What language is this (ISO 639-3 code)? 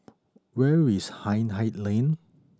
eng